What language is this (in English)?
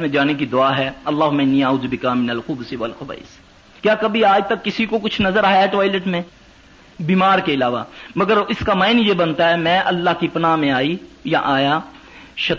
Urdu